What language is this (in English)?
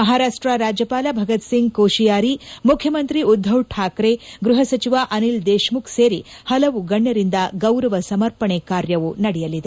Kannada